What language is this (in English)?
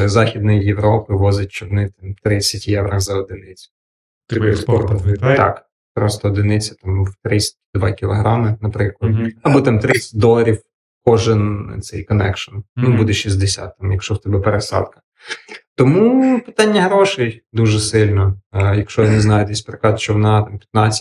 Ukrainian